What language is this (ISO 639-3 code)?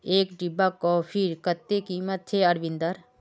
mag